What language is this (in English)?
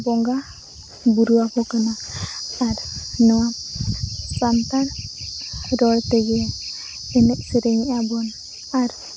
Santali